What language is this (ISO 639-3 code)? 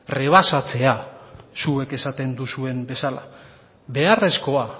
eus